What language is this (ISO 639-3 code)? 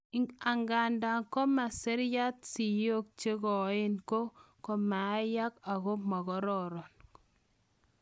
kln